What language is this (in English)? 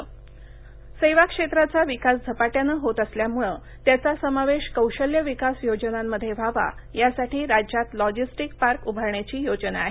Marathi